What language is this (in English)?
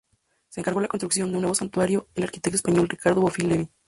Spanish